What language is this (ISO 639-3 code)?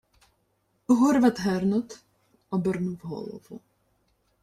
ukr